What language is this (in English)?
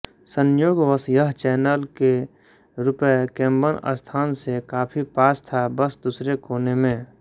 Hindi